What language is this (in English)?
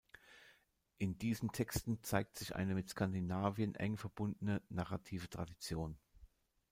German